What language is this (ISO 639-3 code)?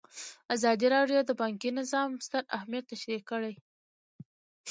pus